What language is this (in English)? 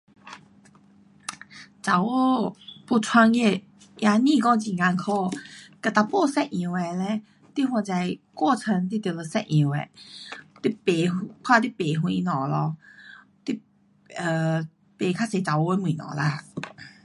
Pu-Xian Chinese